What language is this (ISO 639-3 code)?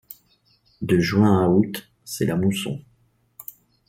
fra